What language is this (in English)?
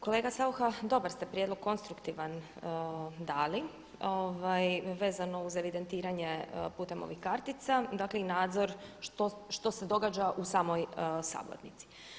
Croatian